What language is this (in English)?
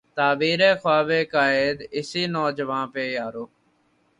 Urdu